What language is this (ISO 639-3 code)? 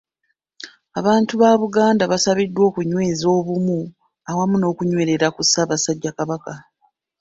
lug